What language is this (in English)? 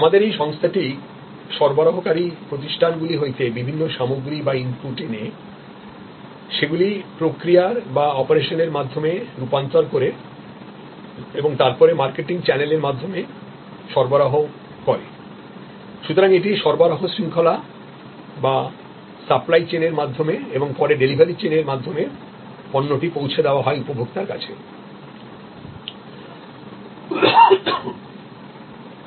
Bangla